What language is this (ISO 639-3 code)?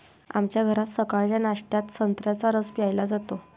mar